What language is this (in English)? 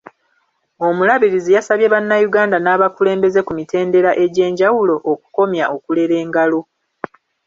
Ganda